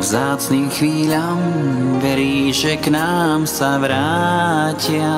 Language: Croatian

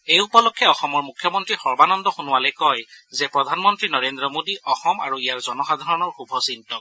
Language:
Assamese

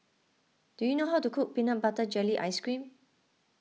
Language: English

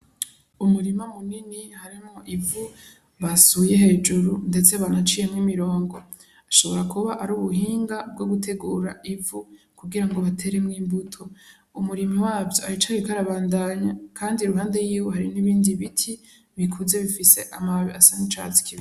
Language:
Rundi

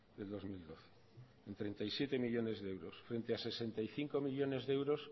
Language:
Spanish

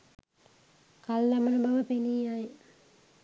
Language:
Sinhala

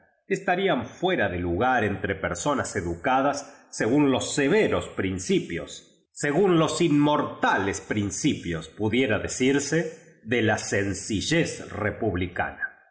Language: Spanish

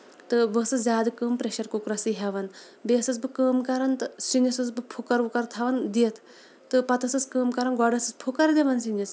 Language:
Kashmiri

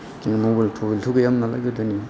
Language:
Bodo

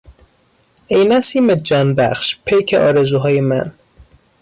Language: Persian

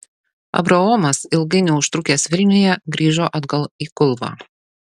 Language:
Lithuanian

